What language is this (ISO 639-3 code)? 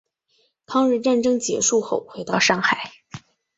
zho